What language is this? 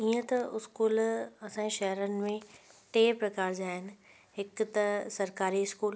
Sindhi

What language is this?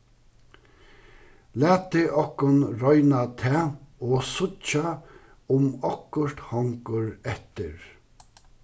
Faroese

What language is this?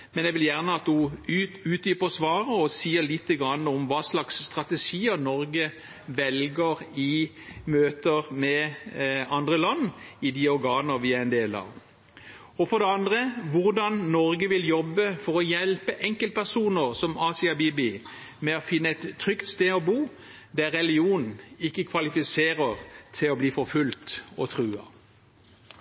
Norwegian Bokmål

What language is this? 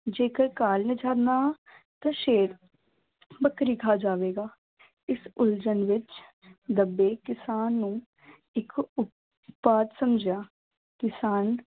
Punjabi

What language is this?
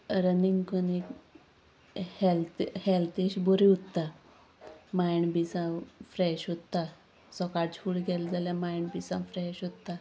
Konkani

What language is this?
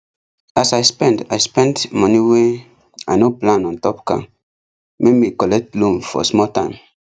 Nigerian Pidgin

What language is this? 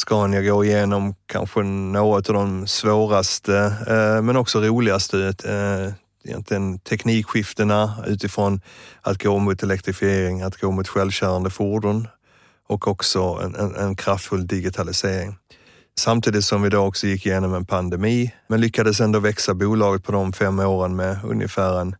Swedish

